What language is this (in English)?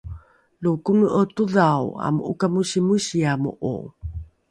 Rukai